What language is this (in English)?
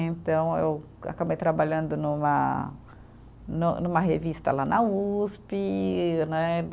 Portuguese